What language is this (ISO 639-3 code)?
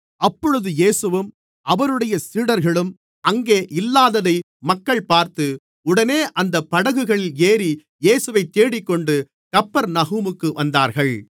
tam